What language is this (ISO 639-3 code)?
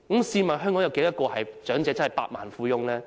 yue